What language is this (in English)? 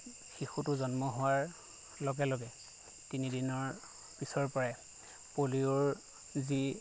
Assamese